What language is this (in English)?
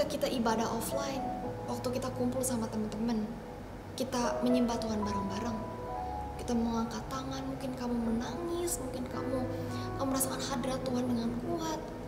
Indonesian